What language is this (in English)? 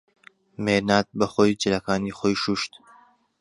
Central Kurdish